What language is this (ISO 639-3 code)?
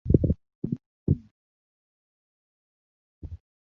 swa